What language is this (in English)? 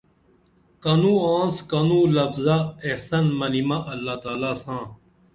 Dameli